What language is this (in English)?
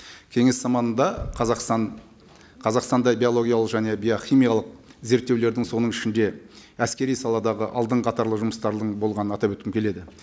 Kazakh